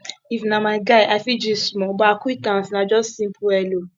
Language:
Nigerian Pidgin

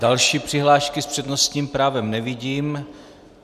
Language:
Czech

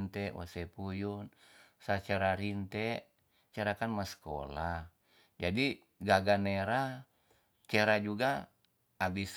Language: Tonsea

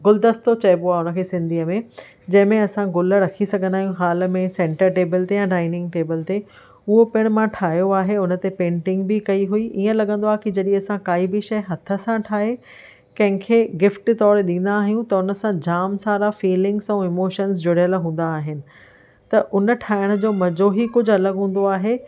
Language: Sindhi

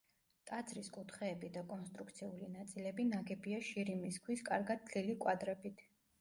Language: Georgian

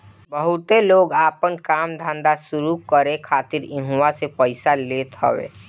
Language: Bhojpuri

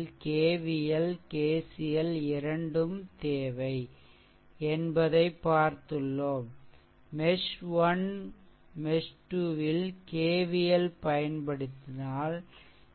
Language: Tamil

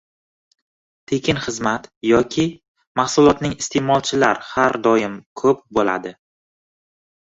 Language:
Uzbek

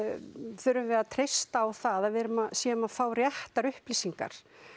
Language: Icelandic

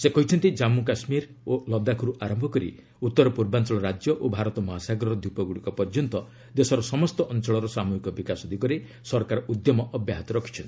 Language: Odia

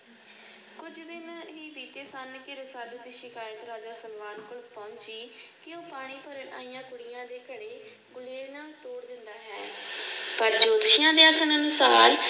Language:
Punjabi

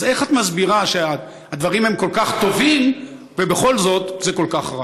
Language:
Hebrew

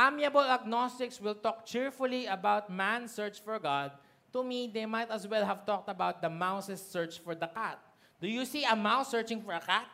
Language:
Filipino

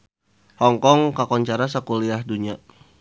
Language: Sundanese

